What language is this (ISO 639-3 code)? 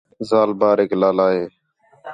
xhe